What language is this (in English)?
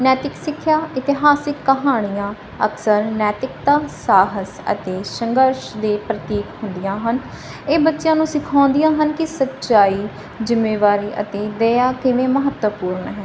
Punjabi